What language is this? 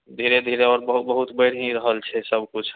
Maithili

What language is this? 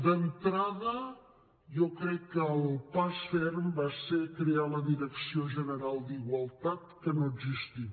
Catalan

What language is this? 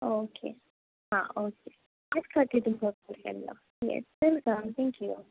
Konkani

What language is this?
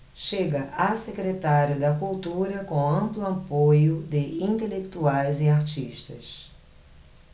Portuguese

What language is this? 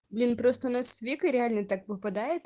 Russian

